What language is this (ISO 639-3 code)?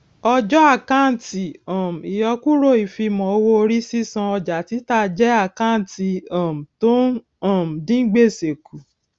yor